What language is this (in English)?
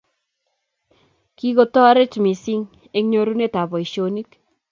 Kalenjin